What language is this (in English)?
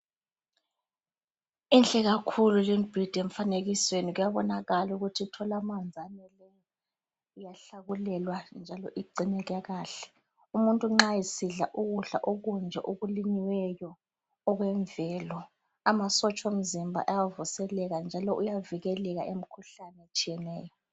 North Ndebele